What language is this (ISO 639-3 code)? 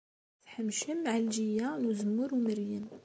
kab